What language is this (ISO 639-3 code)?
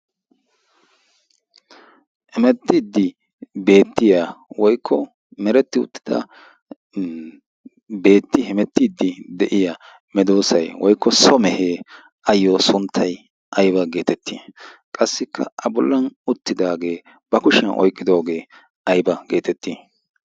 wal